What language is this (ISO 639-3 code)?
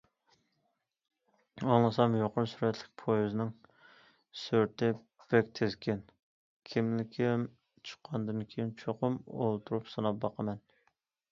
uig